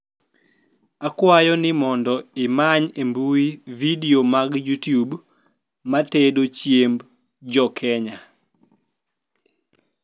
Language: Luo (Kenya and Tanzania)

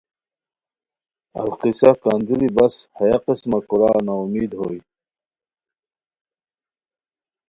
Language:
Khowar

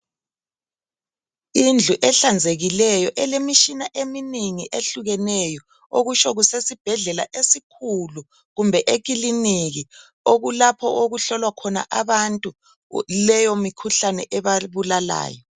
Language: North Ndebele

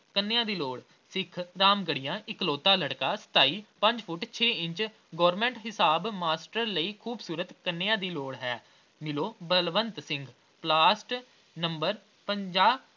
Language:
Punjabi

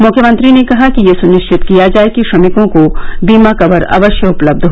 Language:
Hindi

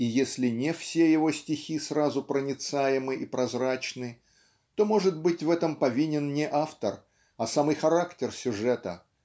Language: Russian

